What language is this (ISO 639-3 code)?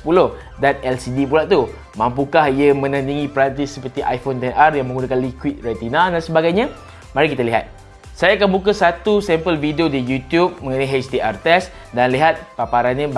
msa